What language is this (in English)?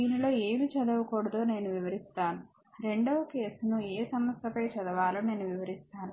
Telugu